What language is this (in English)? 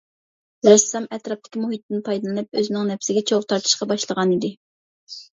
Uyghur